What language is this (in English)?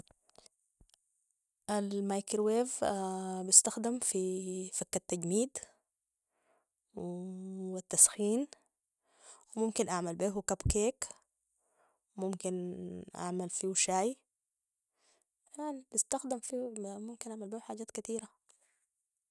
Sudanese Arabic